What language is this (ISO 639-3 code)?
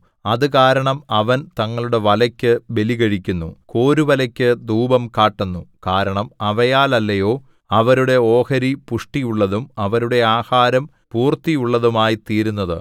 mal